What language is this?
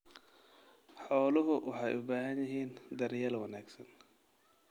Somali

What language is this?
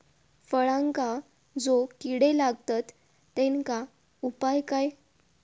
Marathi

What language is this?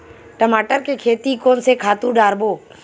Chhattisgarhi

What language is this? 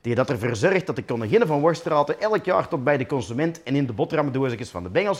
Dutch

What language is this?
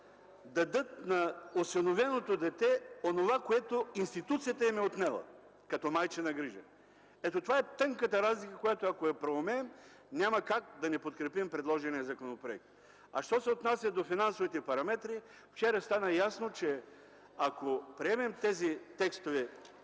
Bulgarian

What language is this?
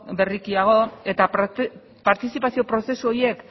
Basque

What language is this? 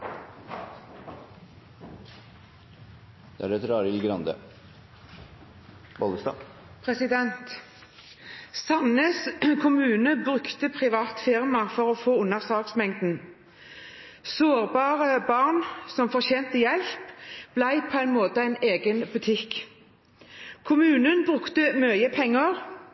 Norwegian Bokmål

